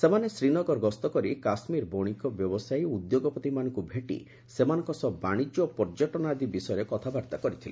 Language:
Odia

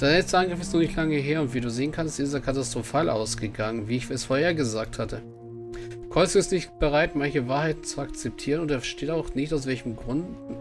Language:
German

